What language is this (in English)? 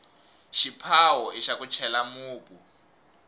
Tsonga